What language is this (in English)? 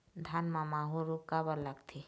Chhattisgarhi